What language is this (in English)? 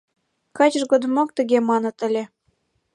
Mari